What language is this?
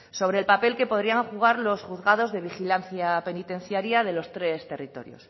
Spanish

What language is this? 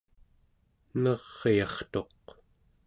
Central Yupik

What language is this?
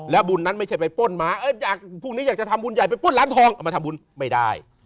Thai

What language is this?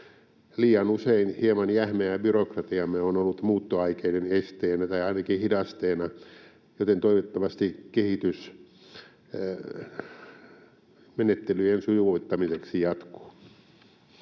Finnish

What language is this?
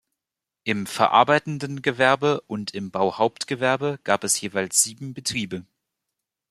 German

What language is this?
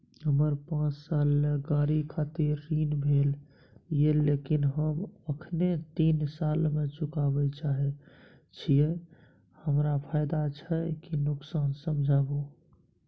Maithili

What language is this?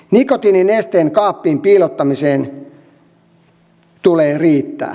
Finnish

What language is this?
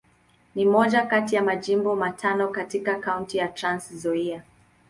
Swahili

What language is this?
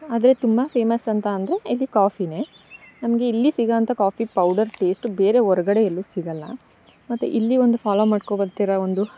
Kannada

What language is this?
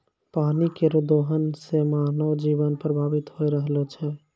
Maithili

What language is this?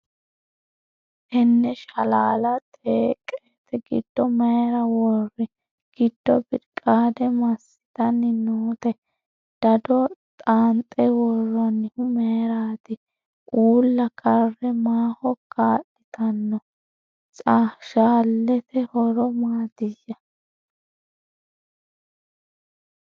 Sidamo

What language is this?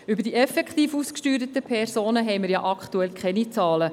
Swiss German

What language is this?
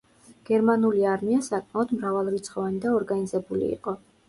Georgian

